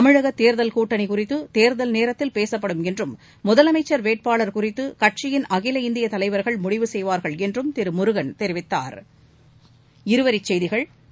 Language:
Tamil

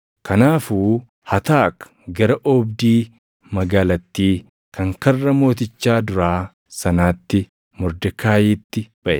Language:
Oromo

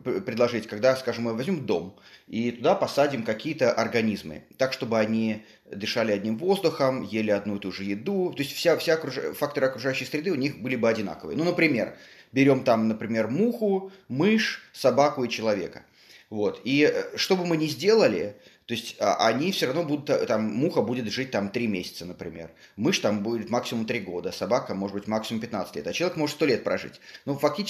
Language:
Russian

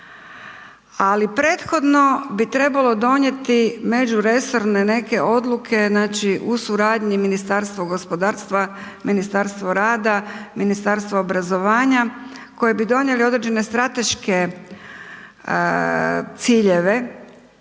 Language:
Croatian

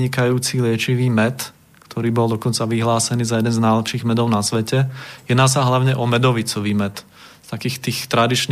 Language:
Slovak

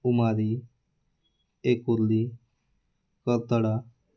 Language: Marathi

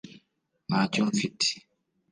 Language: Kinyarwanda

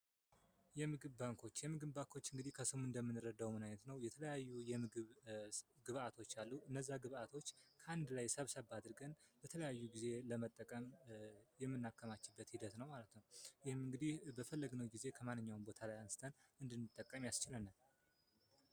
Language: Amharic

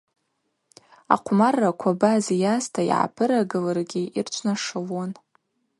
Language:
Abaza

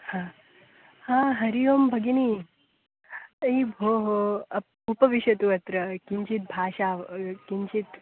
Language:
Sanskrit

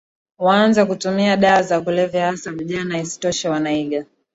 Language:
Swahili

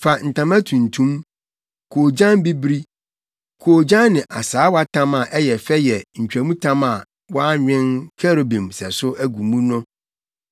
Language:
Akan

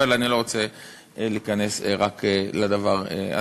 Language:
Hebrew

